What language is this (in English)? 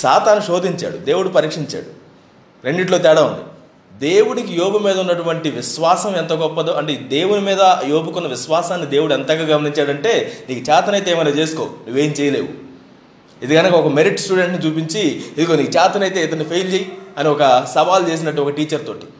Telugu